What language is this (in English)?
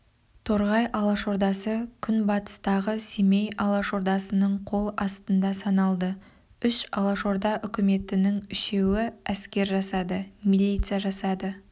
Kazakh